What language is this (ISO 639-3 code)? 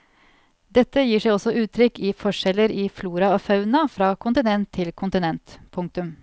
nor